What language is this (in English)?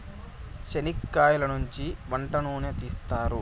Telugu